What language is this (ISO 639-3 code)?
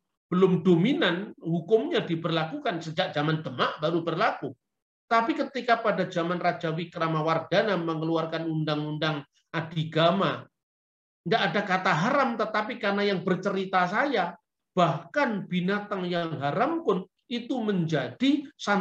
ind